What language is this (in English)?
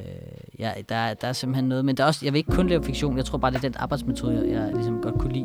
Danish